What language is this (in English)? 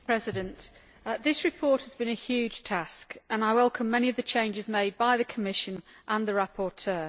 English